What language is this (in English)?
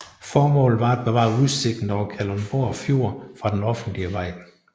Danish